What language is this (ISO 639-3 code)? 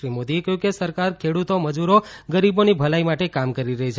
guj